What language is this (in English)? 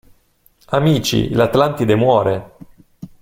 Italian